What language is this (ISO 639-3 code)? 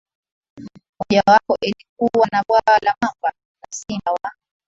swa